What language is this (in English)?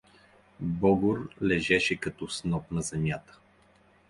Bulgarian